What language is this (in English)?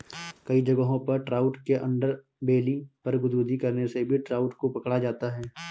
Hindi